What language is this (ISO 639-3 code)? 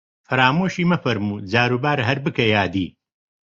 ckb